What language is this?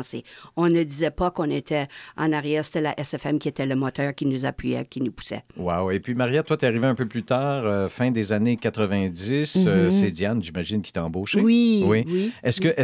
French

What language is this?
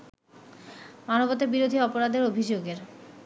Bangla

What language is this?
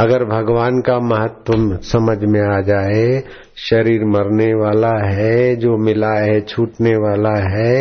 Hindi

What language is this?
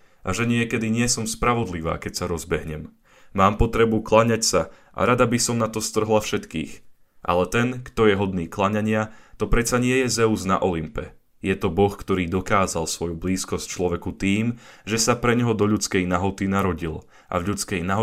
Slovak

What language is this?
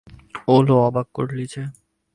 Bangla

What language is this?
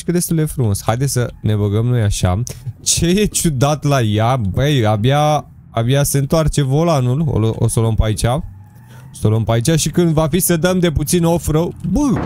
Romanian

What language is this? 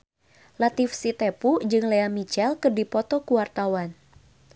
Sundanese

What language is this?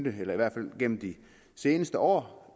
Danish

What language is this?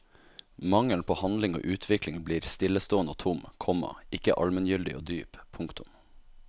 Norwegian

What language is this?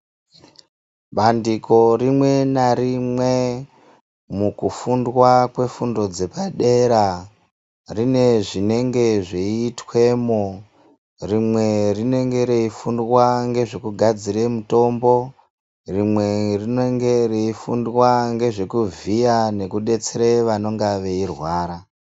Ndau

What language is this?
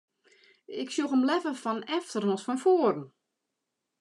Western Frisian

